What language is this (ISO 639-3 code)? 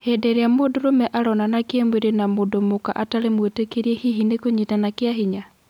kik